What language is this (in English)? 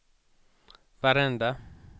Swedish